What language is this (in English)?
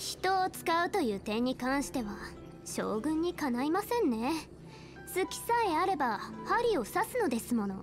Japanese